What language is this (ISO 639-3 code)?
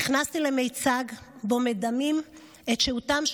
heb